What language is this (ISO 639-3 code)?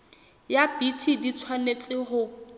sot